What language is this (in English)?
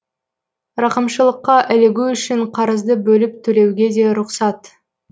Kazakh